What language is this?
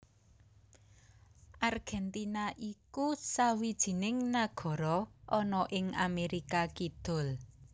Javanese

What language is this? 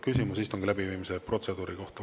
Estonian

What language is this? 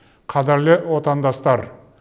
Kazakh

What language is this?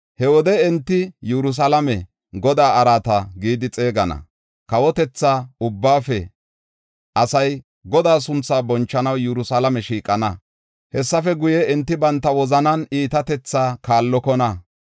Gofa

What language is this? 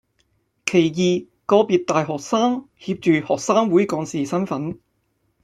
Cantonese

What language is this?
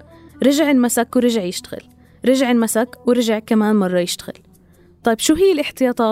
Arabic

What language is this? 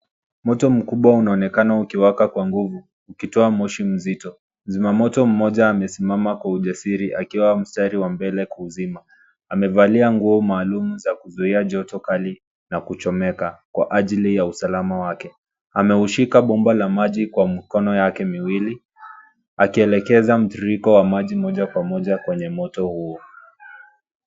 Swahili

